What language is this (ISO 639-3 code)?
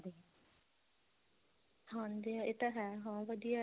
pan